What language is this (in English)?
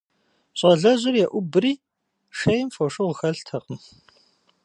Kabardian